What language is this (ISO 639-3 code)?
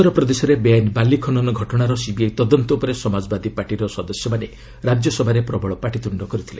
ori